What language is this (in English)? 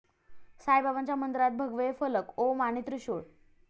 Marathi